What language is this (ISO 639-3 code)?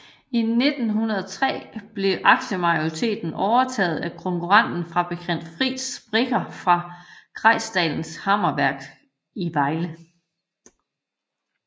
dan